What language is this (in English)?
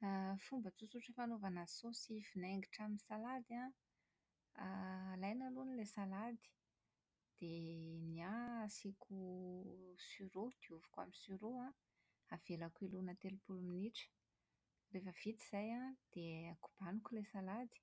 Malagasy